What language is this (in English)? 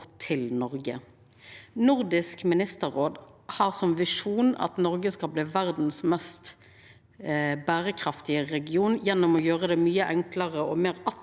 Norwegian